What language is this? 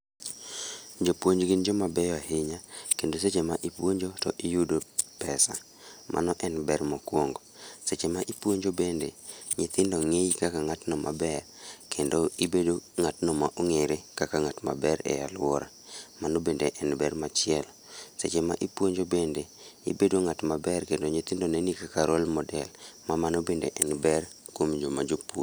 Luo (Kenya and Tanzania)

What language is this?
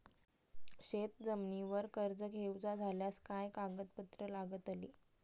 Marathi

